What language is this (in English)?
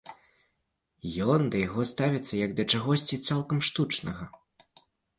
Belarusian